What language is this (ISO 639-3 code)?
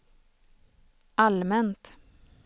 swe